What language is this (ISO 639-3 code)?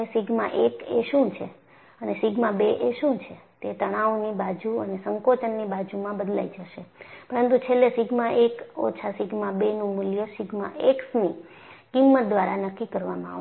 guj